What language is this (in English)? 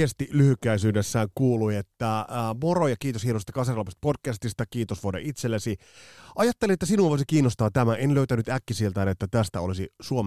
Finnish